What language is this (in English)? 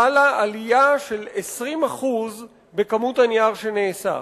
Hebrew